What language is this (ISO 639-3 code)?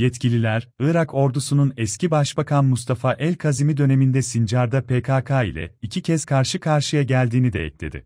tur